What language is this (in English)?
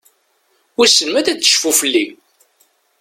Kabyle